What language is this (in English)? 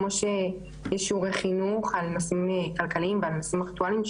Hebrew